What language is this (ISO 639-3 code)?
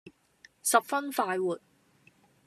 yue